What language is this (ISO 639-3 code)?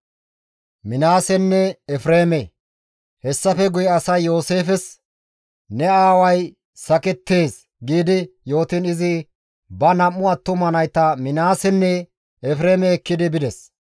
gmv